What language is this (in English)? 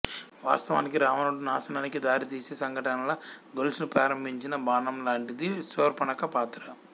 Telugu